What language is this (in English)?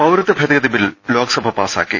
Malayalam